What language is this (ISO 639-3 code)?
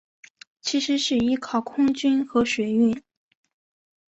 zho